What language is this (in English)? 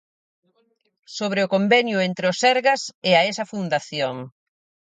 Galician